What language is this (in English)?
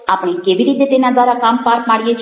Gujarati